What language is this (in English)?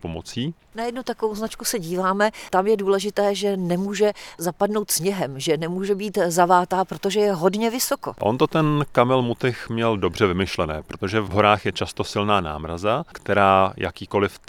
Czech